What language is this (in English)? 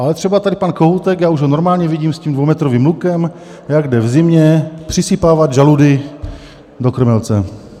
Czech